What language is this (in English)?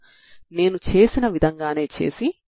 Telugu